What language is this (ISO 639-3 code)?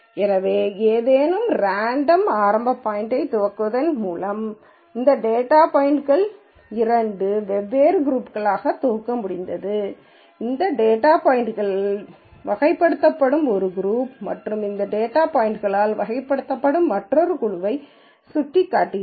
tam